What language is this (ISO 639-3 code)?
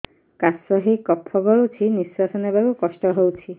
ori